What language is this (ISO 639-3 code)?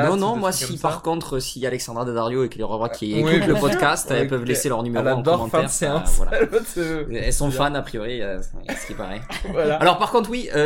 fra